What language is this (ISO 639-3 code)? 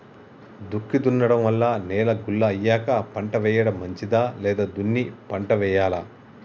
tel